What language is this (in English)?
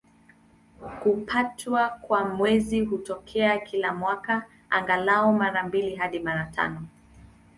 Swahili